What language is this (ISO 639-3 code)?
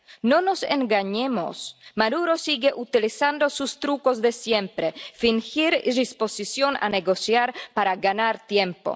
spa